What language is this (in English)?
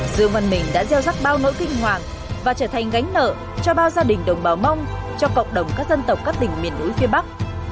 Vietnamese